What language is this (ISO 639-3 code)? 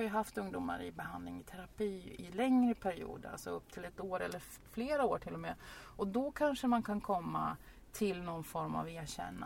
swe